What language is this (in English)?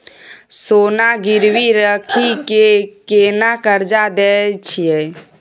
Maithili